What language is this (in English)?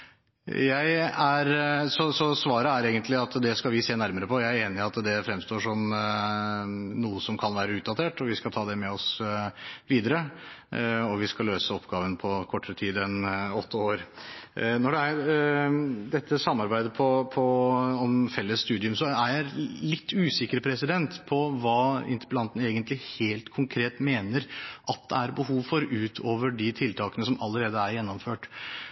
Norwegian Bokmål